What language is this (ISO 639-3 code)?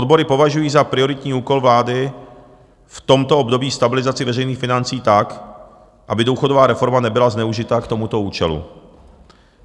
ces